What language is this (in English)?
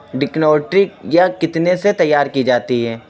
Urdu